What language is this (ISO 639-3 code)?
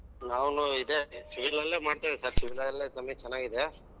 kan